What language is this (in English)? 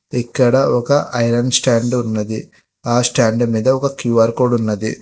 Telugu